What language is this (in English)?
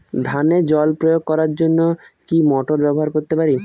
Bangla